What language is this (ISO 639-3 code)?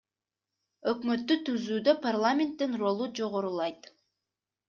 kir